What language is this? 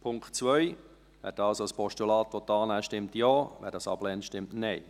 Swiss German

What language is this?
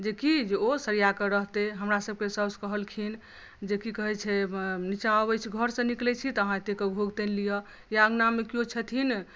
Maithili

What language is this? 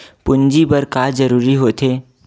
Chhattisgarhi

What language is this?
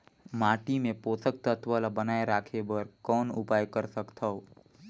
Chhattisgarhi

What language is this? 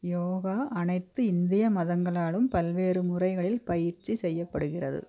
Tamil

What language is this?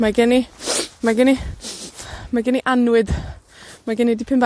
Welsh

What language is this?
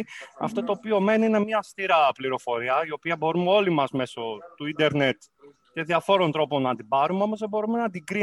Greek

